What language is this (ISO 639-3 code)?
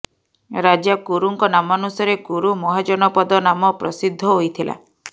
ori